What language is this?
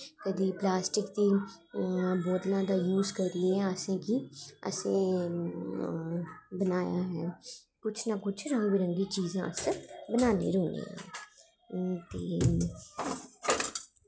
Dogri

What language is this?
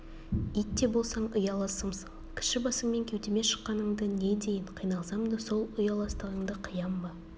Kazakh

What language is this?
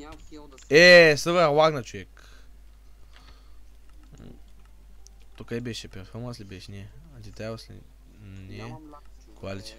Bulgarian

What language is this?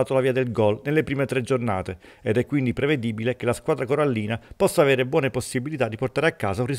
Italian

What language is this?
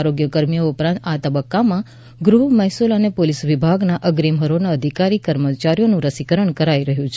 Gujarati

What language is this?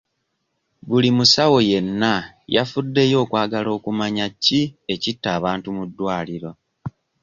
Ganda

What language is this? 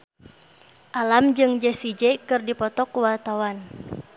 Sundanese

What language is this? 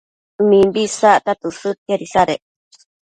Matsés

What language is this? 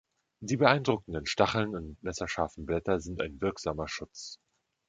German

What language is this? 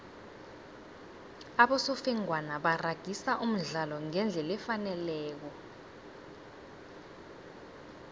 South Ndebele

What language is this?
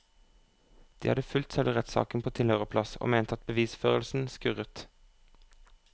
Norwegian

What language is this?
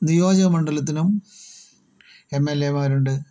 Malayalam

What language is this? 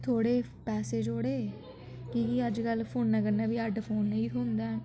Dogri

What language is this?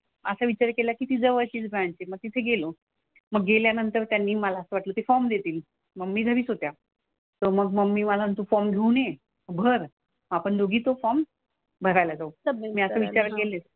Marathi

